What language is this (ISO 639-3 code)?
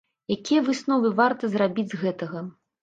bel